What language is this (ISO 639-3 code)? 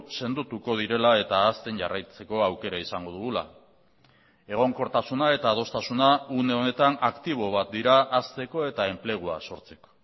eus